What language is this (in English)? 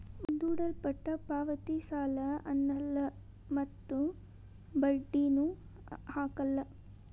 Kannada